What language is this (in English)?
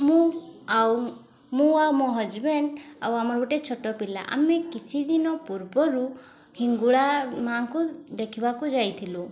Odia